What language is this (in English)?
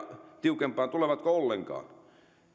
Finnish